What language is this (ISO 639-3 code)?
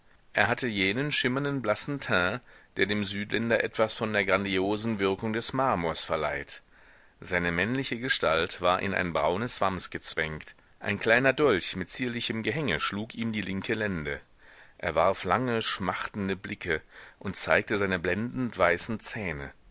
deu